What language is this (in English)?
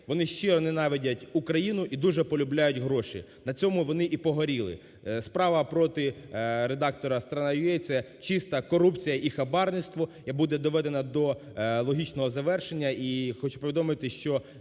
Ukrainian